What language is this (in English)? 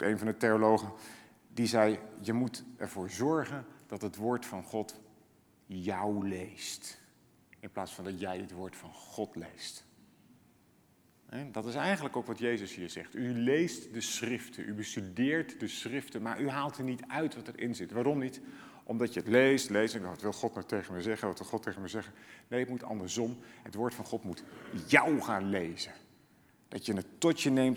Dutch